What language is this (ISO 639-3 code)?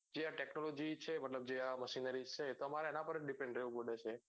guj